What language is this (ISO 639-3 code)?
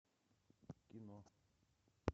rus